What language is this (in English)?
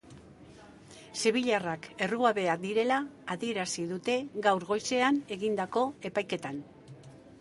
Basque